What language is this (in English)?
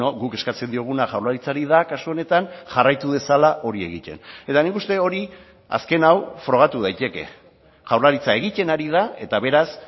Basque